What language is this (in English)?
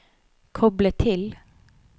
Norwegian